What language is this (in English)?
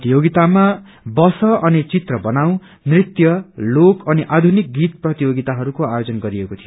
Nepali